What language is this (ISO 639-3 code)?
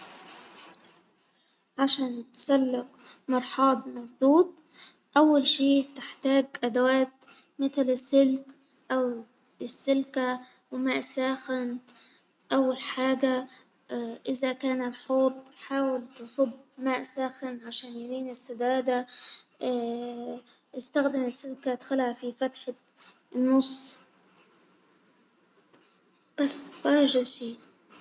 acw